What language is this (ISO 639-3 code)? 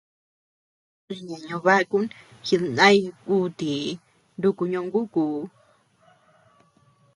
cux